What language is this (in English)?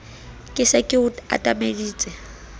Southern Sotho